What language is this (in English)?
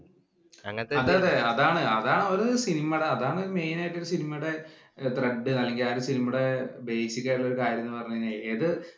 Malayalam